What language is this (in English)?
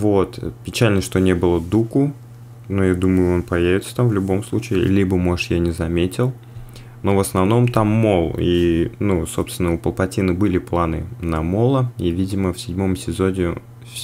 Russian